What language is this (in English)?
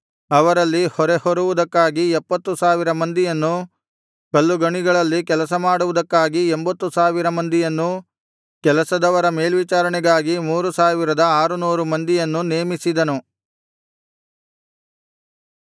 Kannada